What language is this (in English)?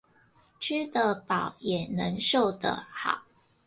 Chinese